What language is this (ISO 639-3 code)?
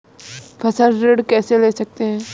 hin